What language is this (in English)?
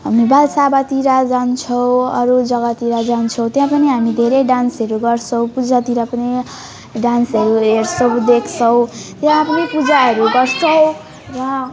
Nepali